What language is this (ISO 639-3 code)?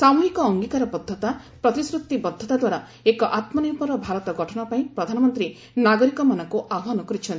ori